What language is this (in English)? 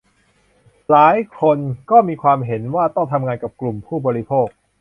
Thai